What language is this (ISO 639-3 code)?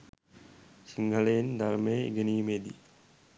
sin